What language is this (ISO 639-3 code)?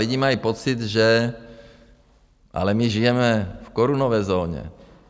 ces